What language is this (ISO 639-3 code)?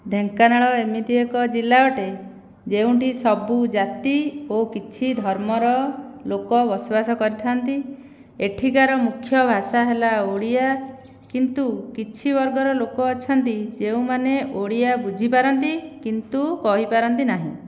ori